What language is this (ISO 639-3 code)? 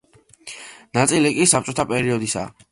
kat